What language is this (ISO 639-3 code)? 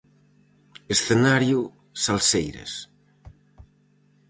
glg